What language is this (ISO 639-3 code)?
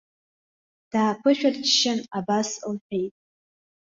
abk